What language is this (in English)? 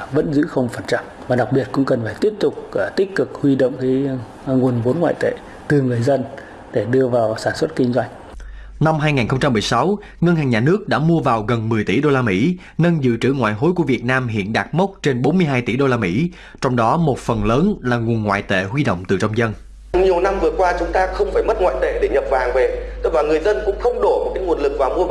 Vietnamese